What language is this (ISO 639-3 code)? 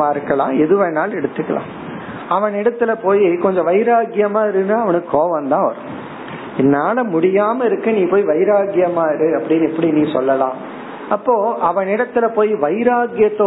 tam